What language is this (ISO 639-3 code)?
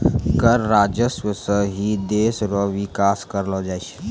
mai